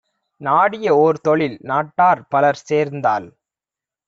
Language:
Tamil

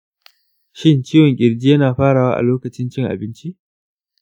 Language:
Hausa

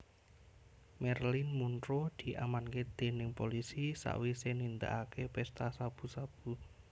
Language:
Javanese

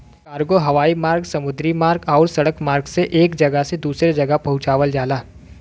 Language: Bhojpuri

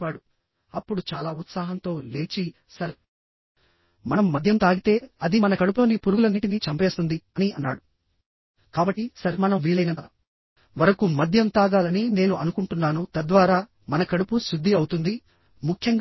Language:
Telugu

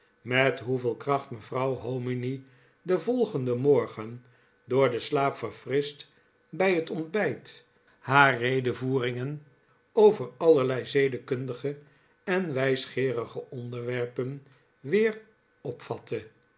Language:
Dutch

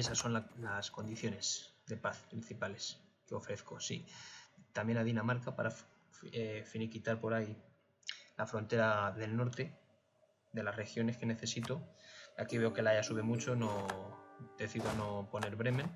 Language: Spanish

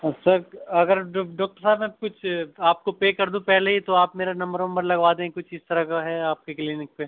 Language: Urdu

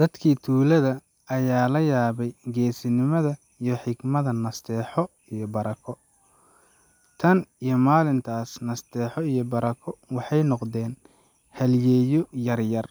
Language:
Somali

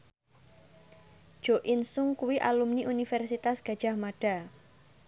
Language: Javanese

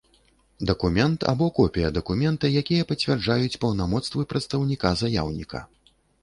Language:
Belarusian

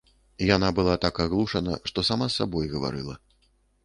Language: Belarusian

